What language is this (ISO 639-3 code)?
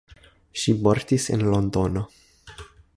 epo